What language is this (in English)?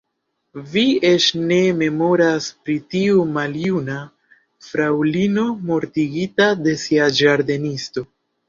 Esperanto